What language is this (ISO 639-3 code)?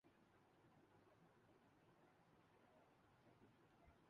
urd